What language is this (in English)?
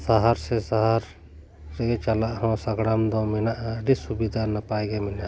Santali